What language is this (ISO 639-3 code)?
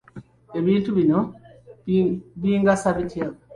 lug